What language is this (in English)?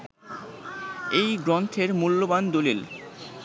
Bangla